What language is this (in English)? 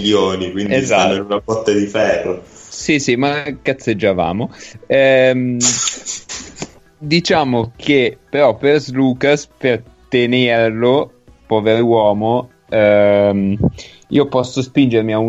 Italian